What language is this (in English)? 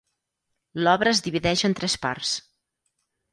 Catalan